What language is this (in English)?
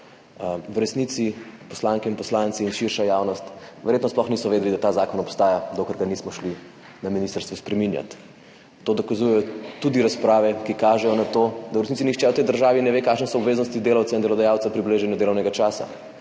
Slovenian